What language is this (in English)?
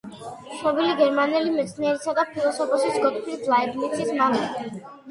Georgian